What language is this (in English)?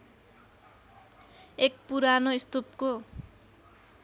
Nepali